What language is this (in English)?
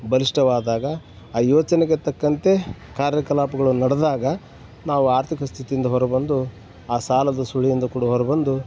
Kannada